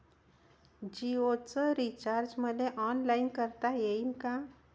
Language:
Marathi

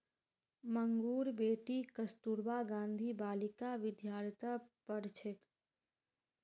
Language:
Magahi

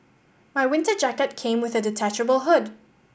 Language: English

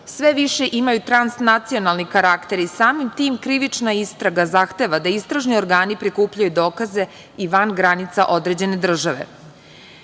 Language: Serbian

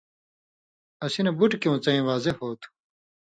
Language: Indus Kohistani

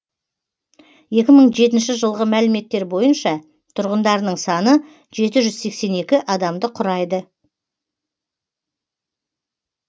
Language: Kazakh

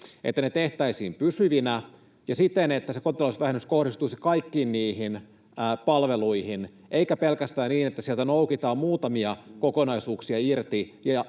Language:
Finnish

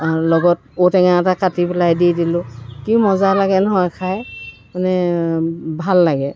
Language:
Assamese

